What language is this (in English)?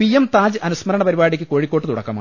Malayalam